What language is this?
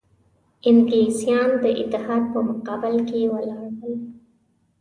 Pashto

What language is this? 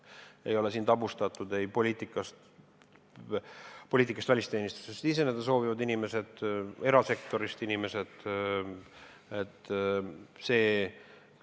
Estonian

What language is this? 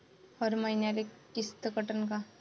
Marathi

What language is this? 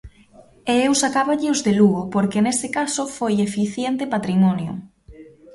Galician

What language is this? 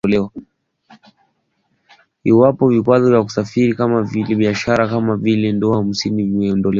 Swahili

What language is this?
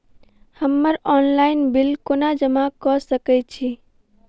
Maithili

